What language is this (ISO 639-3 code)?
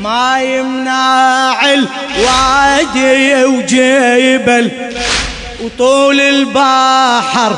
ara